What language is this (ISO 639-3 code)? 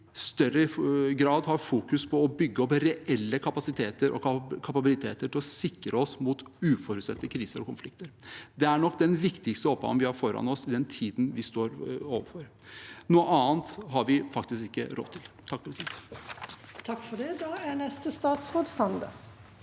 nor